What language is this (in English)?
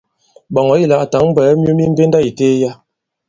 Bankon